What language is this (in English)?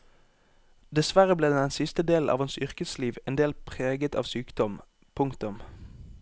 Norwegian